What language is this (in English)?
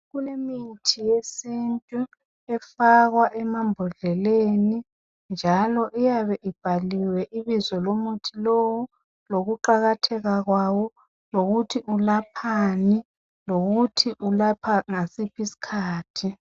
North Ndebele